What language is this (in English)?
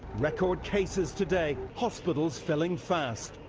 English